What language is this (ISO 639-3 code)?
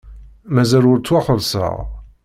kab